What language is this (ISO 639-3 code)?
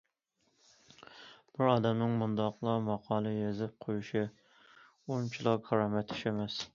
uig